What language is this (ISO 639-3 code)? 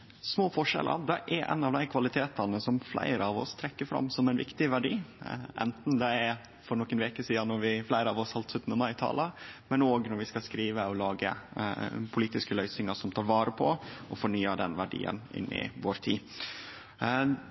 nno